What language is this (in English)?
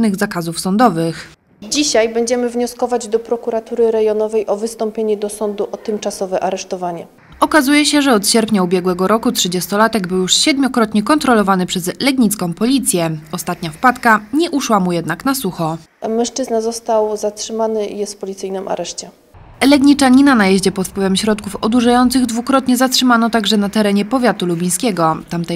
Polish